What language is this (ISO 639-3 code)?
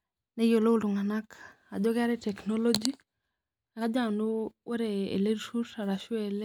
mas